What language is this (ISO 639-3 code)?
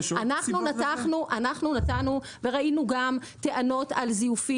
heb